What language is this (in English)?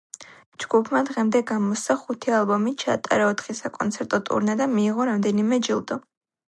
Georgian